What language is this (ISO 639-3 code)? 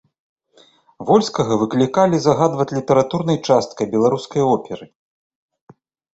bel